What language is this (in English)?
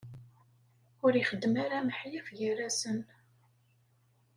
Kabyle